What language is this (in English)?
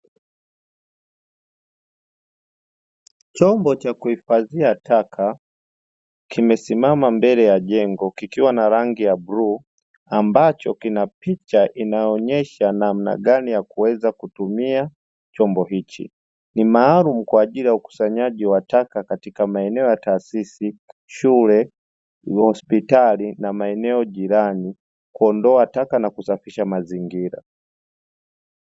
Swahili